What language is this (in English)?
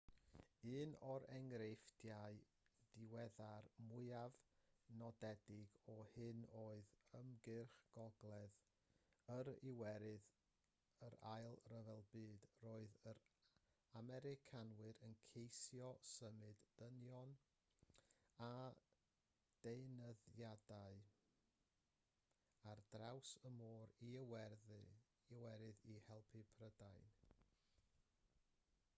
Welsh